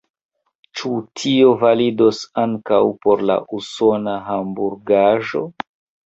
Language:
Esperanto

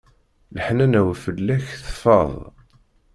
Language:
Kabyle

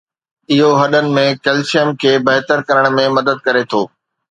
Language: Sindhi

